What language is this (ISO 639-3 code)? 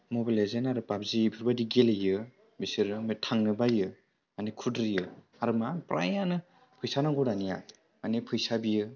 brx